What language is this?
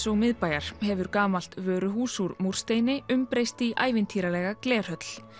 Icelandic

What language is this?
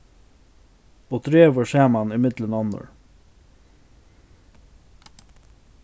Faroese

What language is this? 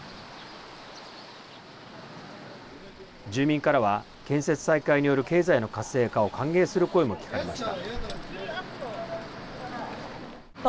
Japanese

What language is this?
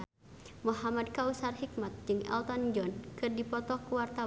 Sundanese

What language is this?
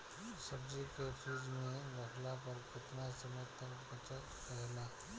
Bhojpuri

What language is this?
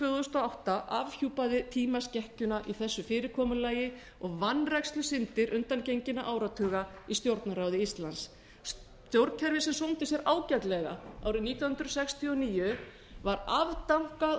Icelandic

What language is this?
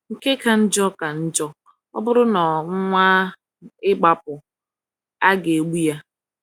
Igbo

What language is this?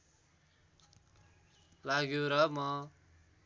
Nepali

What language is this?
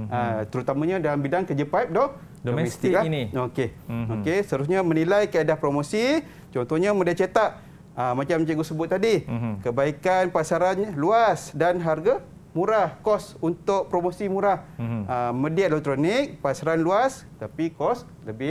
Malay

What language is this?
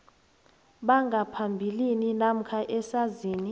South Ndebele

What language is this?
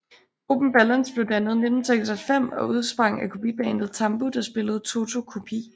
Danish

